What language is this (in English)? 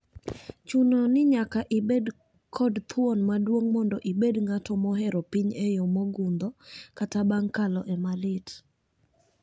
Luo (Kenya and Tanzania)